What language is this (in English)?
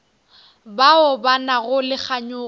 Northern Sotho